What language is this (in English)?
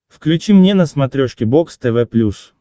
Russian